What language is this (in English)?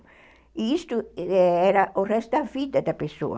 Portuguese